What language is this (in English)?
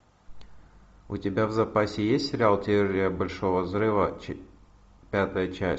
Russian